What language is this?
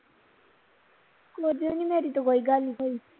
Punjabi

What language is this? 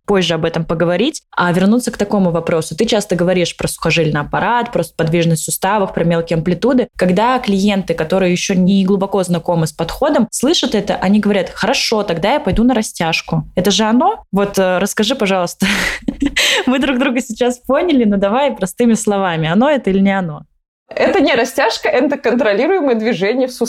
Russian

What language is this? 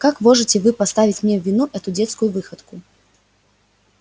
Russian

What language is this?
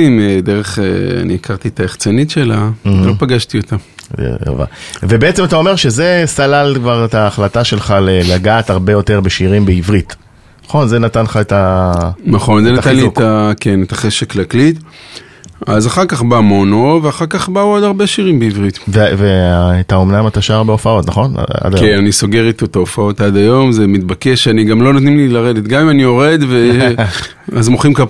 Hebrew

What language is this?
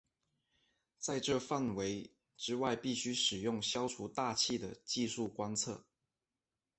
Chinese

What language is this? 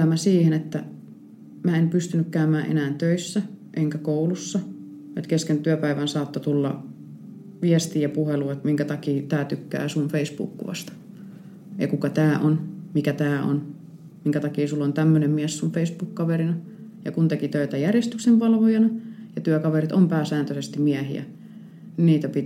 Finnish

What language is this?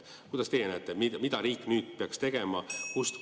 Estonian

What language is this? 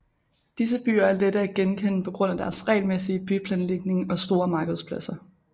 Danish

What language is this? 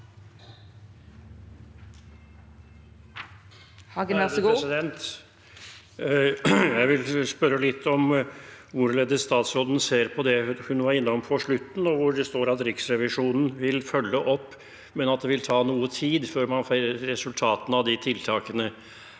Norwegian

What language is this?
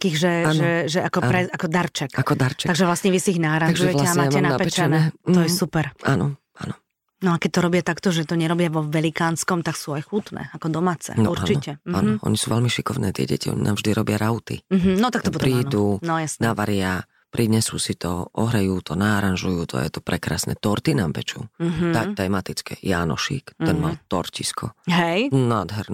Slovak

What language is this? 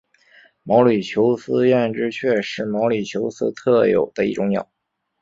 Chinese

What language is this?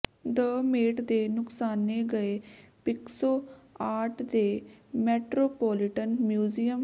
Punjabi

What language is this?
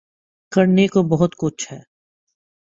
Urdu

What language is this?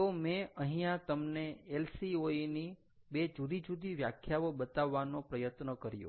Gujarati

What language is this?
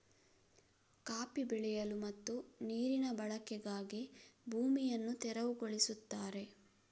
Kannada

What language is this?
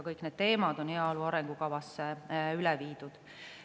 Estonian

